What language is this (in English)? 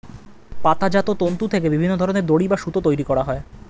Bangla